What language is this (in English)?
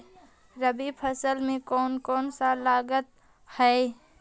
Magahi